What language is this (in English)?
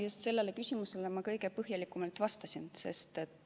Estonian